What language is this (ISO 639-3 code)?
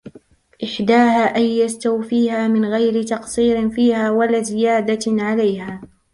ara